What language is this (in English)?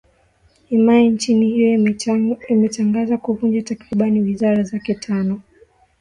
Swahili